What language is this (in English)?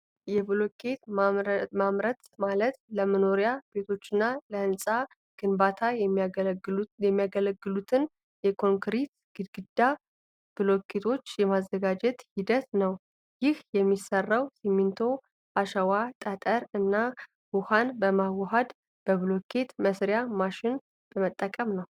Amharic